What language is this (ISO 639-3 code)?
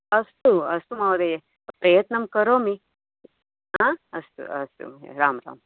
san